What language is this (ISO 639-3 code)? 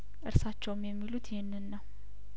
amh